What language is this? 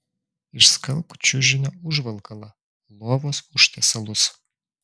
Lithuanian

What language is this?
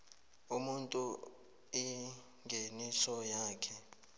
South Ndebele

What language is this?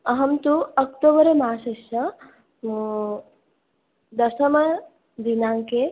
Sanskrit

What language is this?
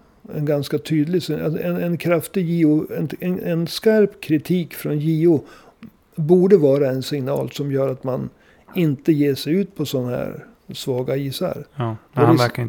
Swedish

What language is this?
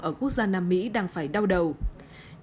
Vietnamese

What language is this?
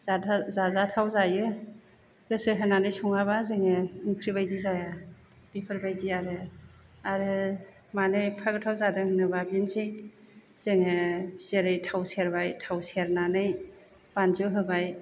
Bodo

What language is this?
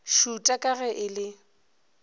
Northern Sotho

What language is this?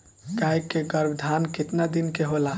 Bhojpuri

